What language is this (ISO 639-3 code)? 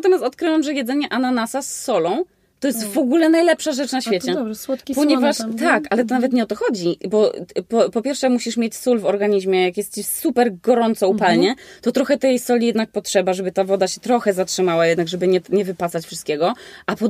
pol